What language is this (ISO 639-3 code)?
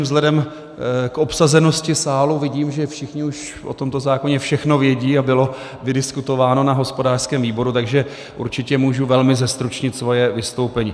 ces